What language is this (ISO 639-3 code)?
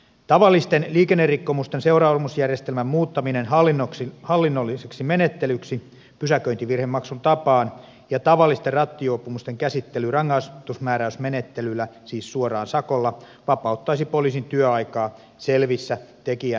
fin